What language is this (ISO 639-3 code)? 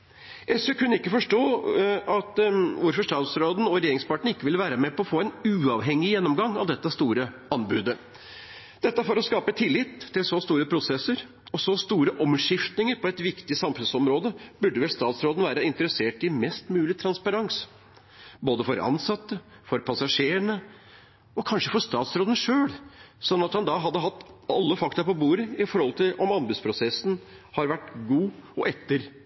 nob